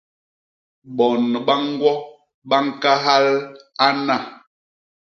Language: Basaa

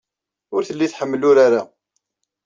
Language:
Kabyle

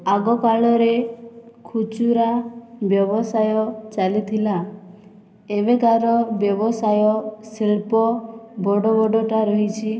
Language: Odia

